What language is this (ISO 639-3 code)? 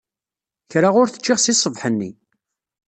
kab